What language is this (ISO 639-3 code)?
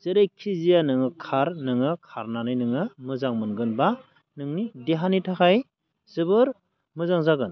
brx